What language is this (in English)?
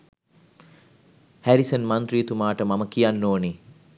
Sinhala